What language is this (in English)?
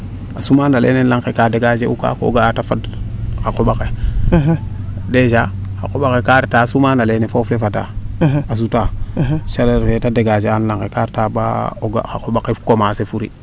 Serer